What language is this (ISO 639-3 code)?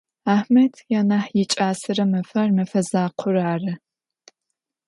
ady